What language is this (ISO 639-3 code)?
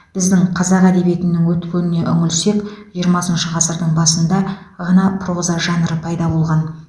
kaz